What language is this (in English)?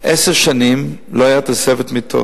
Hebrew